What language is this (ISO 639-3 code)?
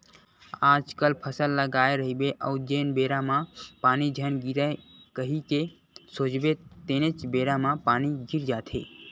hne